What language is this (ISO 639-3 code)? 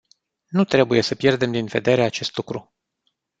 ron